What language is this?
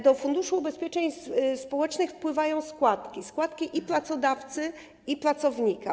Polish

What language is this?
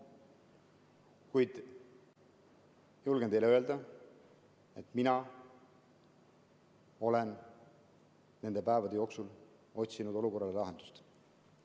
Estonian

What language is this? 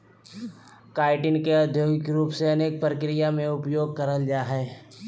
Magahi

